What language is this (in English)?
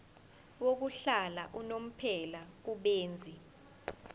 Zulu